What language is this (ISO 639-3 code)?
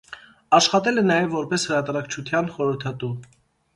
hye